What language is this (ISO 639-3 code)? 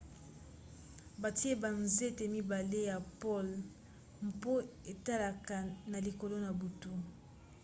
lin